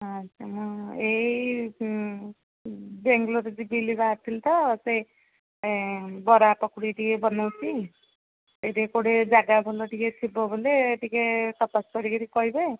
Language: Odia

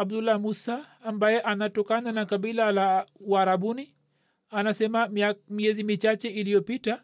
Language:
Swahili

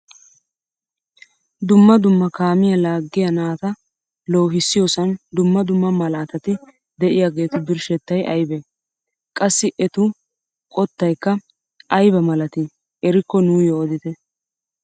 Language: Wolaytta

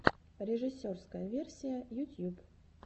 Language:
Russian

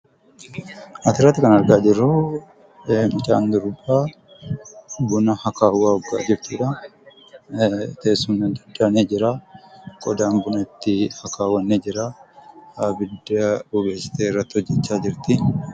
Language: Oromo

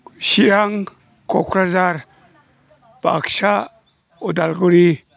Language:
Bodo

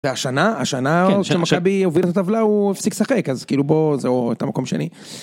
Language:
Hebrew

